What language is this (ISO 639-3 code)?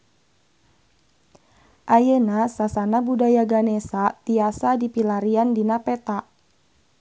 sun